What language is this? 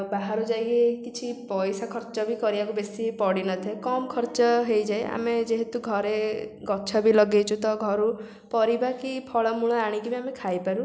Odia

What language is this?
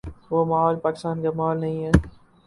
Urdu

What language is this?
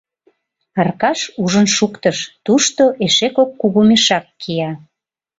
Mari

